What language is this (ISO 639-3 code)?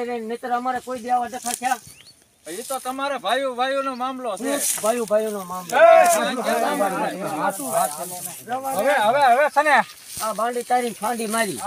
ara